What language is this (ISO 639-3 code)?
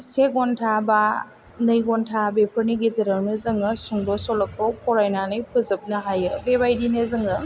brx